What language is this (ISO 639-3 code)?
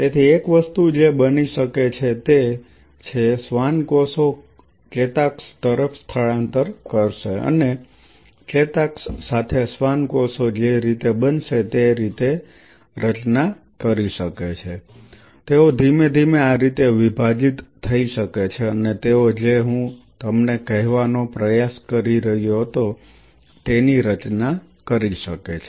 guj